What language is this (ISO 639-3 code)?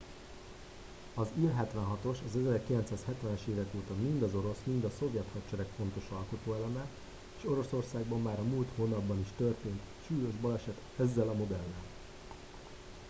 hun